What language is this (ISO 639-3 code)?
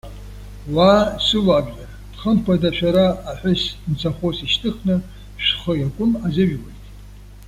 abk